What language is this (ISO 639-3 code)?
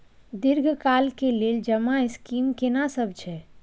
mai